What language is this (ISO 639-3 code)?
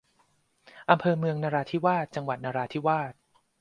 tha